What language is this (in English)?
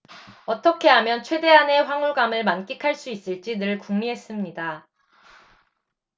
Korean